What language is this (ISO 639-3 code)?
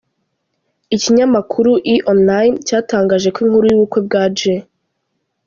kin